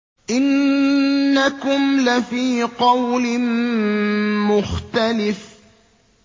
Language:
Arabic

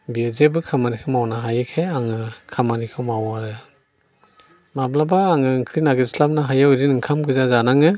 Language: Bodo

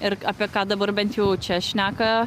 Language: Lithuanian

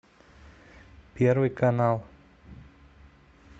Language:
Russian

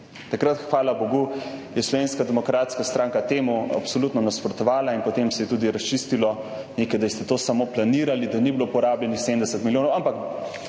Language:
Slovenian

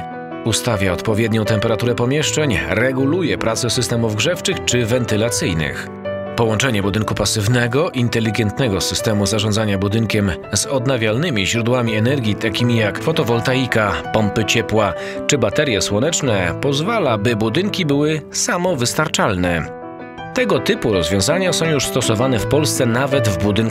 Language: Polish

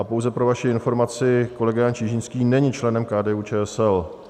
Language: Czech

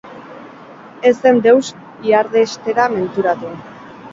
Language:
Basque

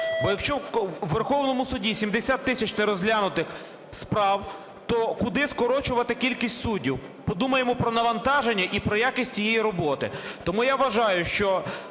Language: Ukrainian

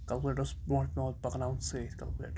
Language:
Kashmiri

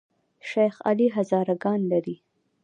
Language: Pashto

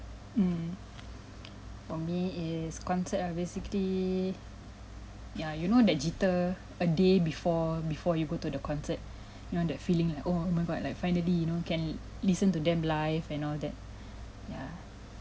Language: English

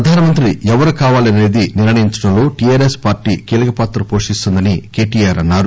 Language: Telugu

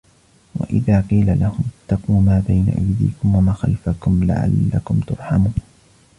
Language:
Arabic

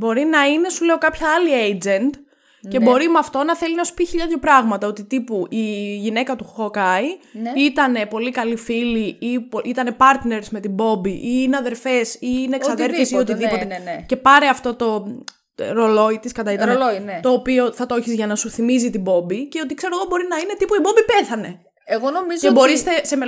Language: Greek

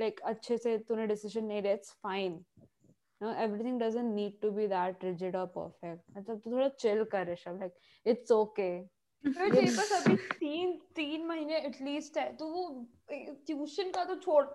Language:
Hindi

